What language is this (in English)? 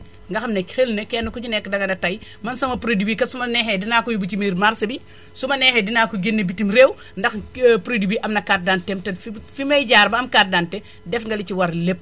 Wolof